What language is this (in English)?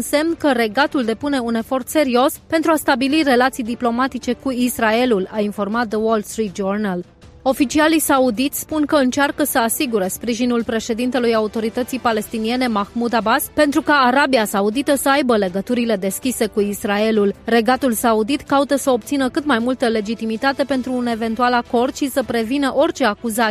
Romanian